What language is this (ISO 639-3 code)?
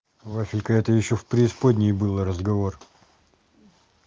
rus